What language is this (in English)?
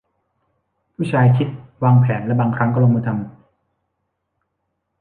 Thai